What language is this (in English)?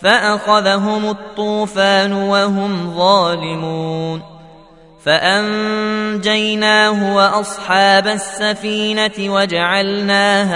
Arabic